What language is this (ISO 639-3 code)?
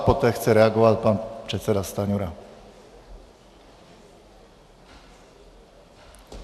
ces